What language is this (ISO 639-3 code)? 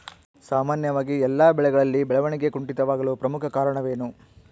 kan